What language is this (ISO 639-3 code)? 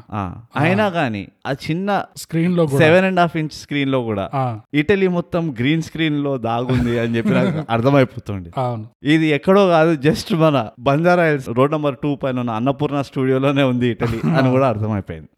tel